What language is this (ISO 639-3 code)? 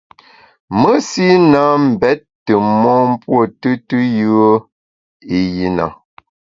bax